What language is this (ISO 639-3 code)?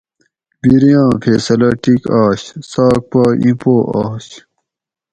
gwc